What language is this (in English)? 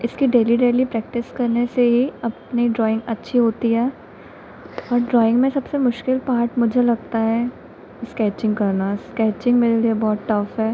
Hindi